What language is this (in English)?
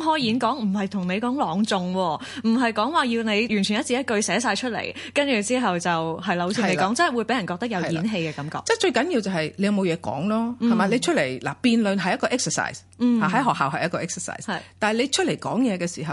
Chinese